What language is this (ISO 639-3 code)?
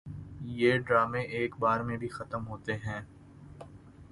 urd